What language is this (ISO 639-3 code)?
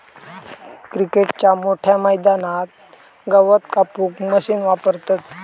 mar